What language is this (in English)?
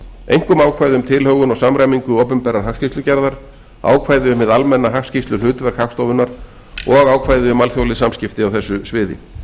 Icelandic